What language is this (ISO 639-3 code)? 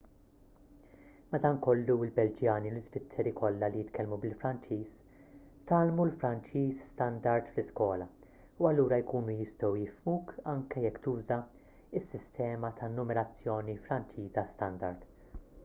mlt